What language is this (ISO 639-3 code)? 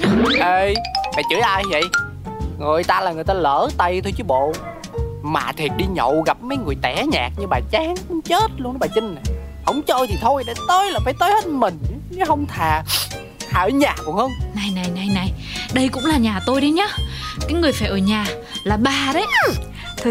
vie